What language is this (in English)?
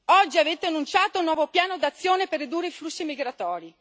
Italian